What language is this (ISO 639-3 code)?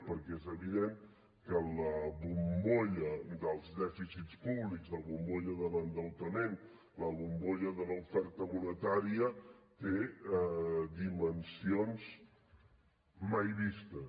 cat